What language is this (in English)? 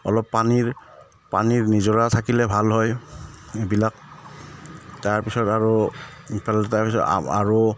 Assamese